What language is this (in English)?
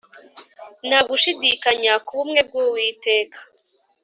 Kinyarwanda